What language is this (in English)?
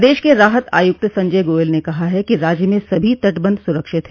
Hindi